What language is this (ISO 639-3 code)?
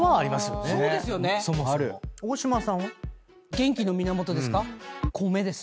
jpn